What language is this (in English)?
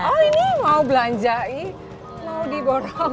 Indonesian